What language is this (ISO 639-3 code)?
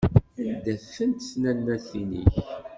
kab